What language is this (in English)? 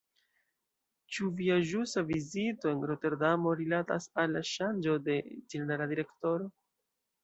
Esperanto